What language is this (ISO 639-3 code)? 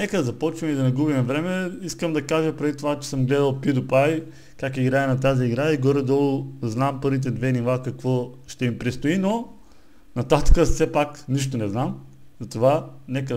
bul